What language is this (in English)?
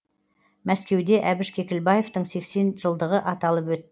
Kazakh